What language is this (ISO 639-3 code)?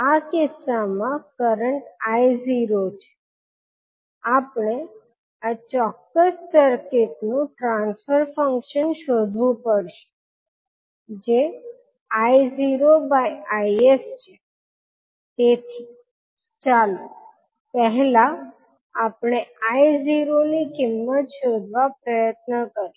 guj